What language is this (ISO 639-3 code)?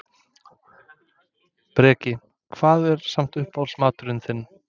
isl